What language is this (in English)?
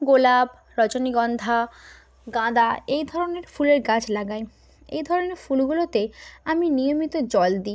Bangla